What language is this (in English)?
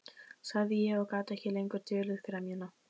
Icelandic